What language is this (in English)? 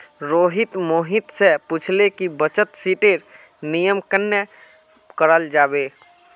Magahi